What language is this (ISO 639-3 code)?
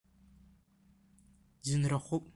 abk